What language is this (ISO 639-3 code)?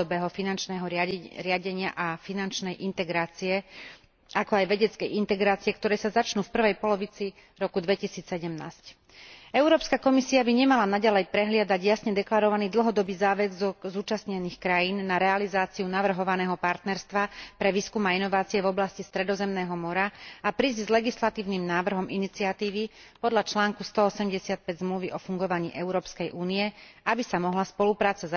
slk